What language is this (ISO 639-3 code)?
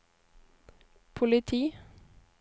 nor